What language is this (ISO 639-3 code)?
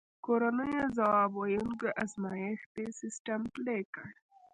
pus